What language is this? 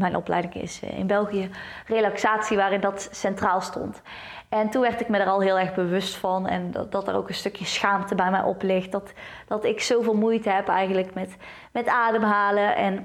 Dutch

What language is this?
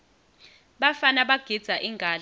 Swati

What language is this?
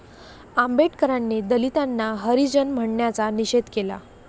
Marathi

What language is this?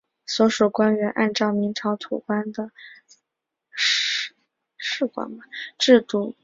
Chinese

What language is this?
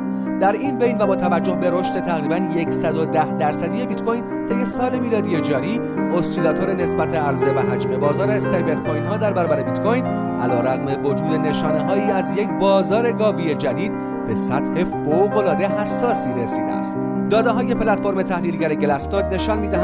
Persian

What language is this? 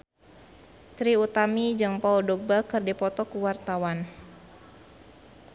Sundanese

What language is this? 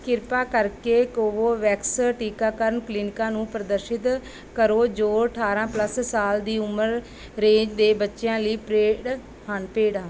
Punjabi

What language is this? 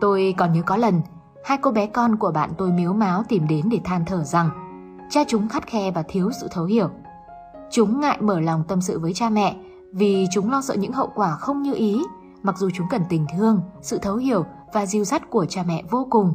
Vietnamese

